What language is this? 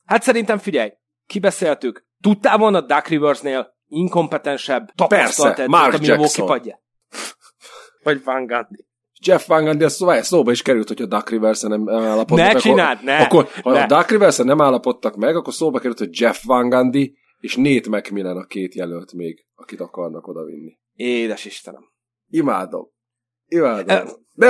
Hungarian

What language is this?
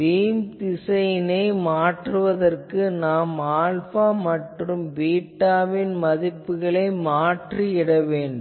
Tamil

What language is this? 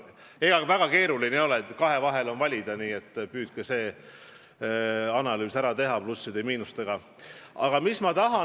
Estonian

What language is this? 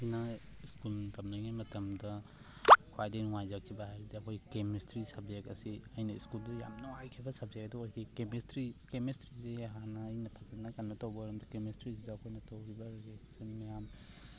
Manipuri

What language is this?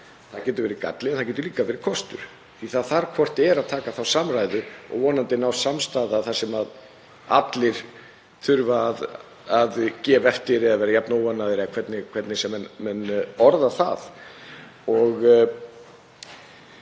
Icelandic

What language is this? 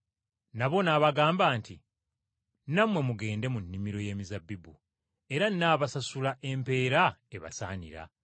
Ganda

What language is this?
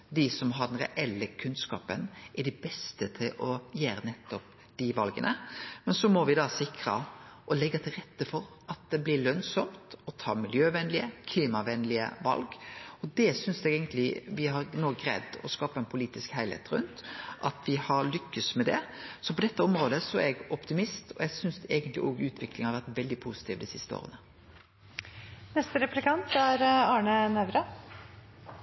Norwegian Nynorsk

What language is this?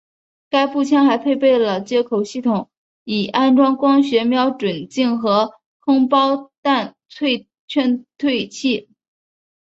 Chinese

